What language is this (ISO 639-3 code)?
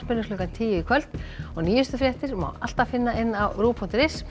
isl